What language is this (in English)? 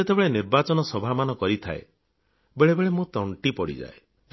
Odia